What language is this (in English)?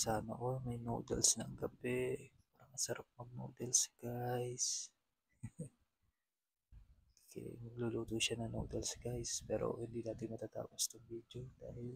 Filipino